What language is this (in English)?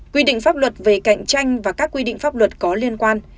Vietnamese